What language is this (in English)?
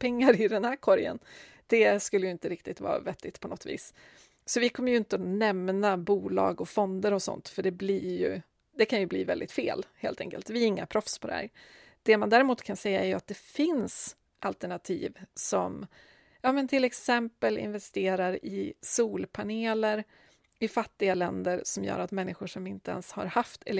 Swedish